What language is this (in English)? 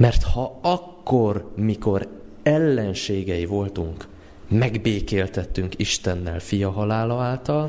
Hungarian